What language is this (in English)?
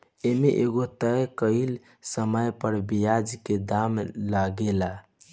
Bhojpuri